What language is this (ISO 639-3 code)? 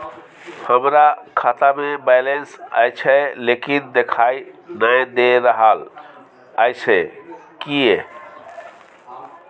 mai